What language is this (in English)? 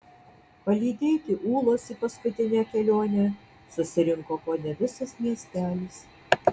Lithuanian